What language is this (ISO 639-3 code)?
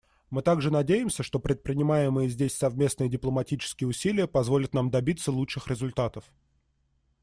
rus